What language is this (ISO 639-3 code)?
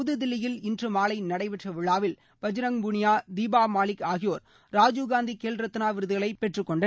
tam